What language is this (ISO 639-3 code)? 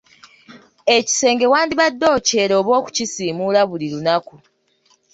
lug